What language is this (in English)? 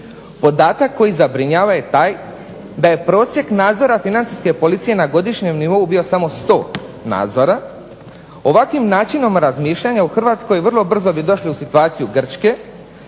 Croatian